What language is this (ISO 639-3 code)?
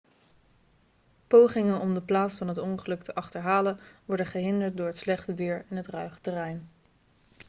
nld